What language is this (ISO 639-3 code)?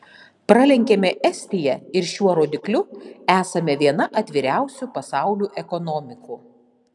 lit